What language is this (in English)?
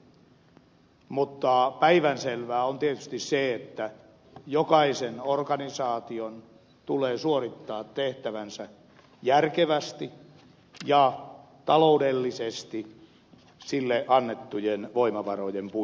Finnish